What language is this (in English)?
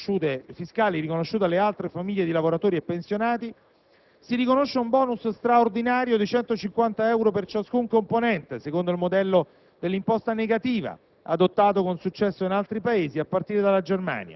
Italian